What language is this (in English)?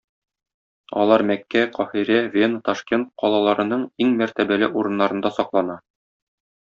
Tatar